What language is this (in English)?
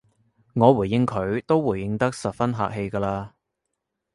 Cantonese